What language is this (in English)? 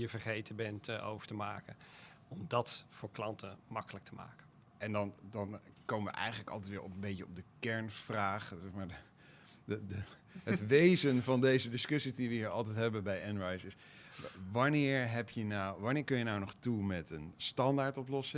Dutch